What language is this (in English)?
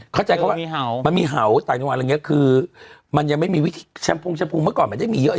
Thai